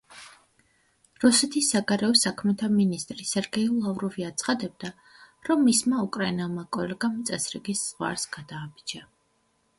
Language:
Georgian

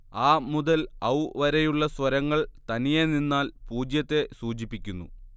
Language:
Malayalam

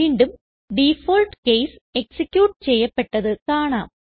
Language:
Malayalam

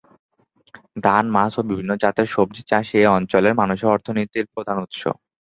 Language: Bangla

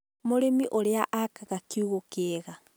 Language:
Kikuyu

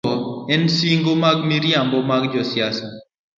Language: Luo (Kenya and Tanzania)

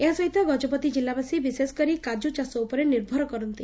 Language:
Odia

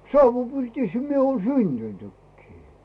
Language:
Finnish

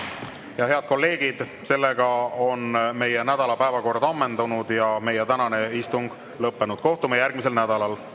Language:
Estonian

